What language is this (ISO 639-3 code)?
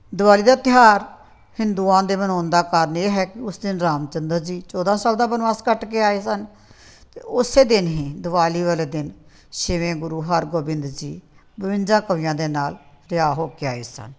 pan